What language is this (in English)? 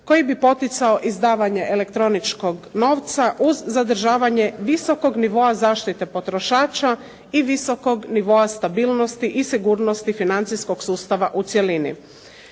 Croatian